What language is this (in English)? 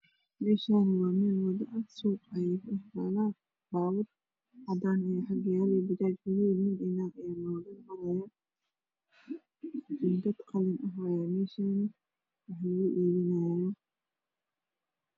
Somali